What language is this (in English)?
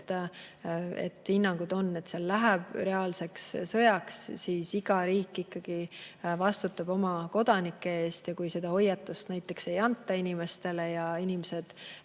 Estonian